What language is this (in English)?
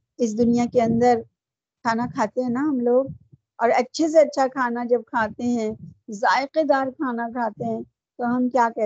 Urdu